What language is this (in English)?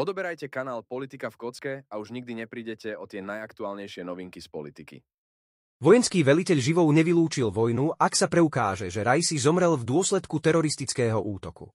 Slovak